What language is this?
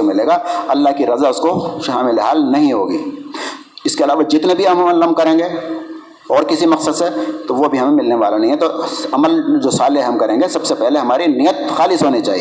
Urdu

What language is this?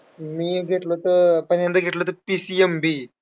Marathi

